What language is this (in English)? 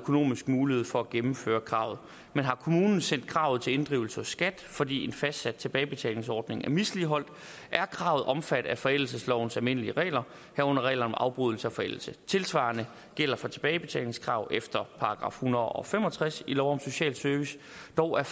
Danish